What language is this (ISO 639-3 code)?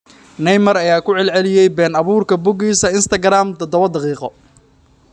som